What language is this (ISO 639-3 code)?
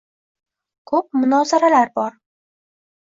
uzb